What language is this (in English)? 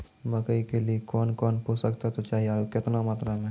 Maithili